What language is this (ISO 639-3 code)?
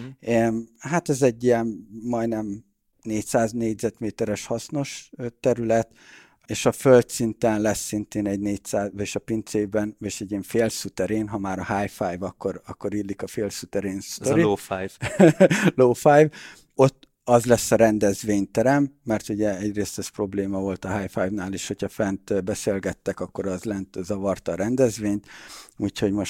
hun